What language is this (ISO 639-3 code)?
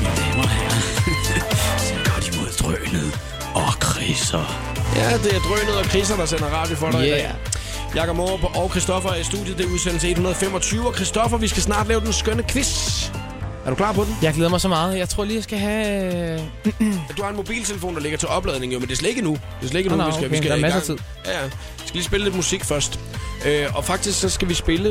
dan